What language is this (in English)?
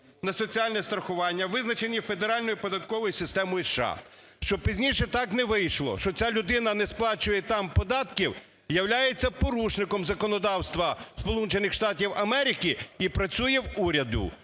Ukrainian